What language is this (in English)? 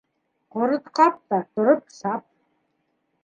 Bashkir